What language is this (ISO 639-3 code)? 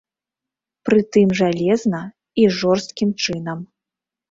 bel